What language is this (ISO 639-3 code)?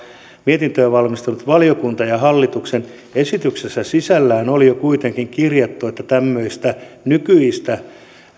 fin